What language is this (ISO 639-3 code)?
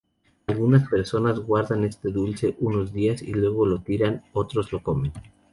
spa